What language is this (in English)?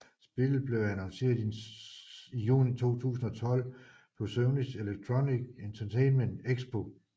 Danish